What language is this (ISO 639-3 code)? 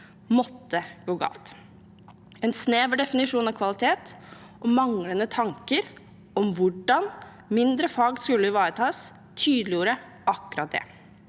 nor